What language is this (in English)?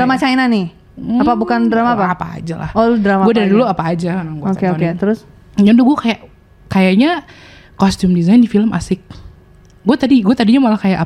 Indonesian